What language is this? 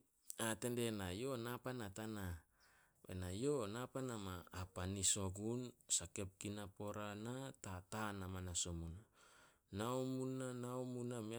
Solos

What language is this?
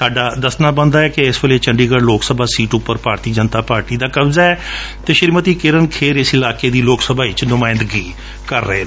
Punjabi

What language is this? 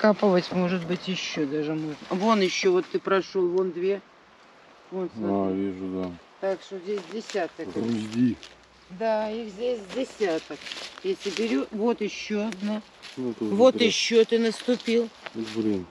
Russian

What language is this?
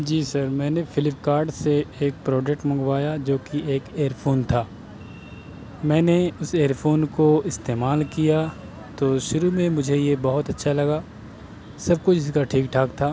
Urdu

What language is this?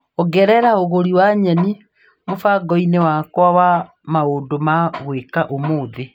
Kikuyu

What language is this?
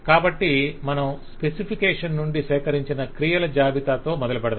Telugu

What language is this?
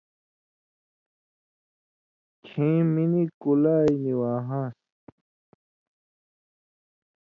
Indus Kohistani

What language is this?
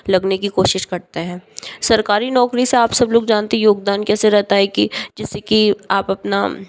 Hindi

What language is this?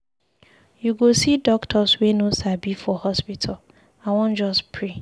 Nigerian Pidgin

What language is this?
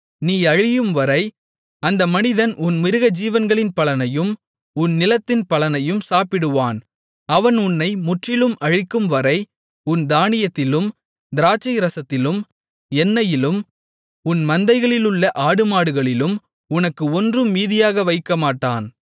Tamil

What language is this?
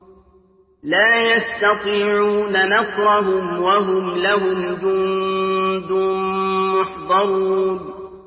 Arabic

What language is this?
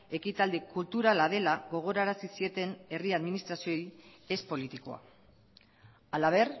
Basque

